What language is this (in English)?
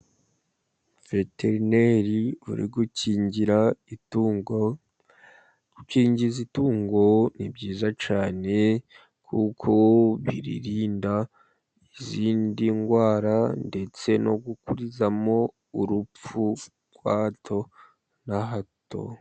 Kinyarwanda